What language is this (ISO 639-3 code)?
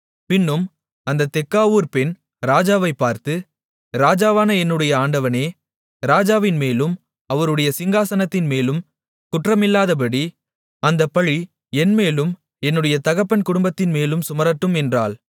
tam